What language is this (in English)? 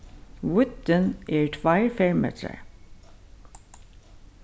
Faroese